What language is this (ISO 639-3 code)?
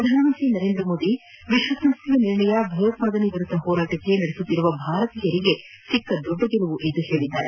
kan